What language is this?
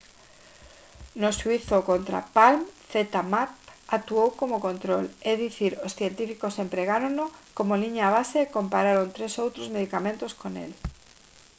Galician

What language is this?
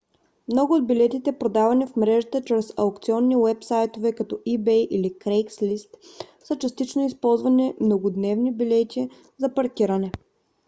Bulgarian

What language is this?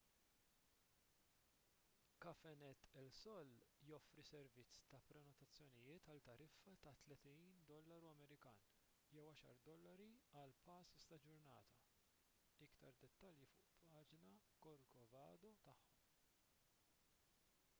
Maltese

